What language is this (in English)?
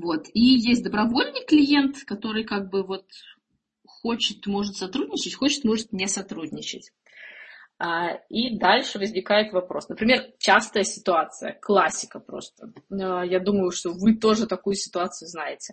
Russian